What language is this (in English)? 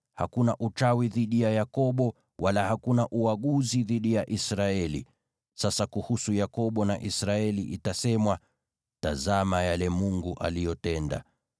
Swahili